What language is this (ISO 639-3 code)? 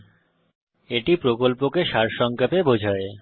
ben